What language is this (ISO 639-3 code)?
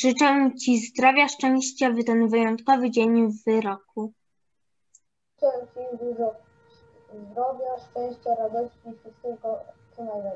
pol